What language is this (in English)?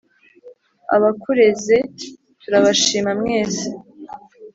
Kinyarwanda